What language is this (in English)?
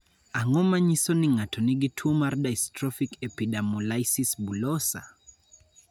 Luo (Kenya and Tanzania)